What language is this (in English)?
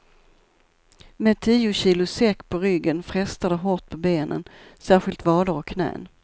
Swedish